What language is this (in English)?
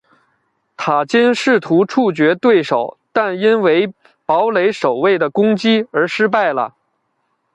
Chinese